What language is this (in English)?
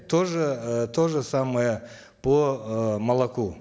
Kazakh